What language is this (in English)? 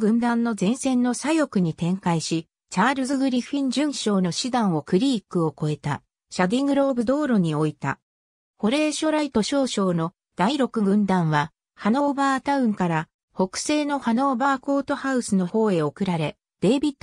Japanese